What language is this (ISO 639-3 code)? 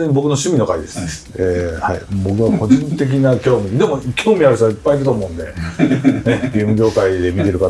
jpn